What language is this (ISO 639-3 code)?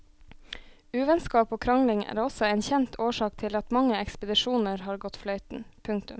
nor